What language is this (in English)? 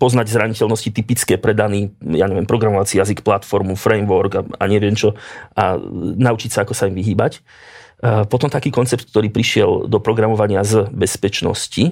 Slovak